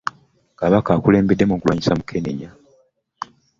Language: Ganda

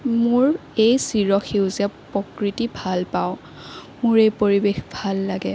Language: Assamese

